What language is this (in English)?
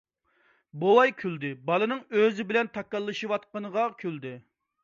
Uyghur